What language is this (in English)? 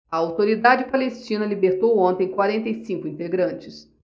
Portuguese